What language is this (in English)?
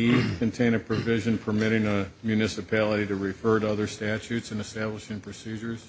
English